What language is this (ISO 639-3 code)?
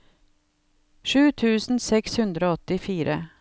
nor